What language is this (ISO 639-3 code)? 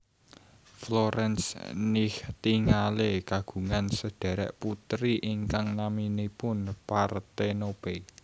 jav